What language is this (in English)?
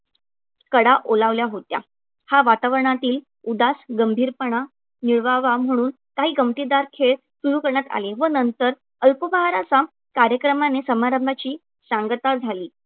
Marathi